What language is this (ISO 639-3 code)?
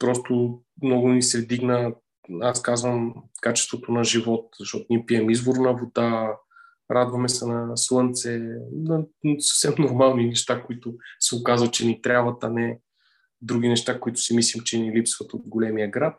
bul